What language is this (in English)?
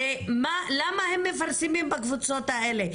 Hebrew